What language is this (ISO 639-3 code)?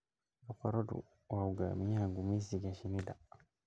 som